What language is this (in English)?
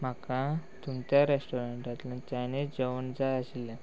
Konkani